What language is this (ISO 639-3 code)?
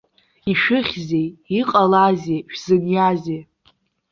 abk